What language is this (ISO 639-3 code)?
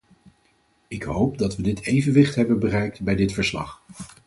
nld